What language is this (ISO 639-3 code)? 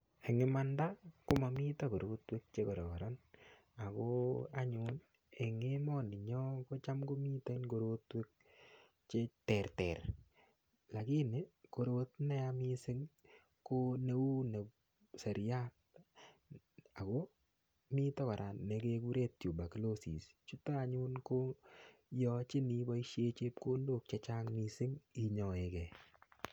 kln